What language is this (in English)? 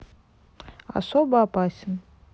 Russian